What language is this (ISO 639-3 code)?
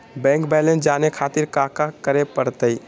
mag